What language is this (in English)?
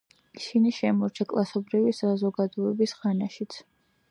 Georgian